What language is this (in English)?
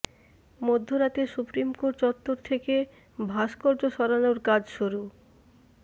Bangla